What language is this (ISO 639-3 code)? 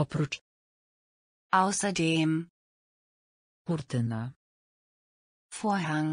pol